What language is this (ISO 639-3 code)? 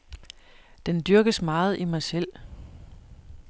dan